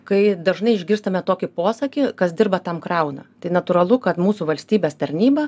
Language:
Lithuanian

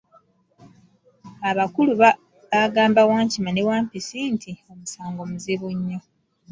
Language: Ganda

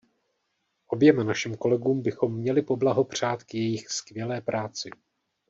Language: Czech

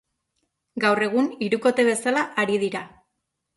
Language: Basque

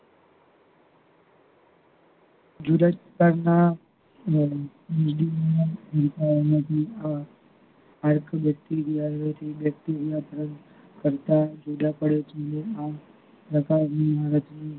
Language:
Gujarati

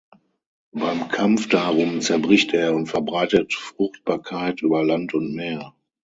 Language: German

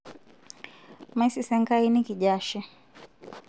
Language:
Masai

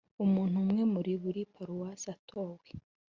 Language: Kinyarwanda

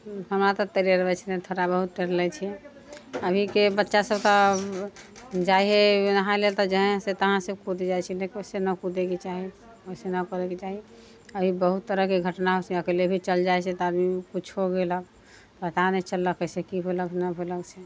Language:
Maithili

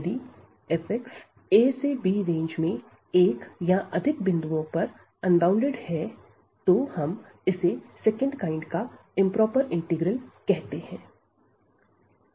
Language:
Hindi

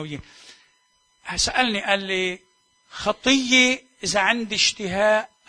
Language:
Arabic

